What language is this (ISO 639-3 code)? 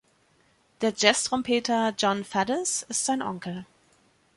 deu